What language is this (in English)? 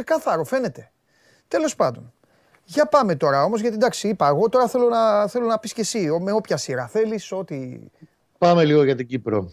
Greek